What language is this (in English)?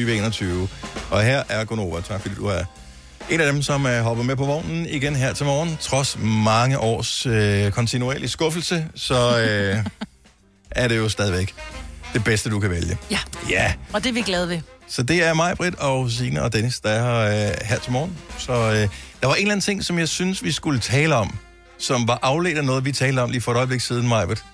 Danish